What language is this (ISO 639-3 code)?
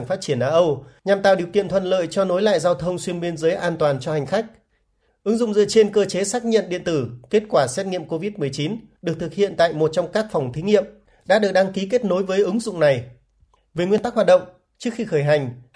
vie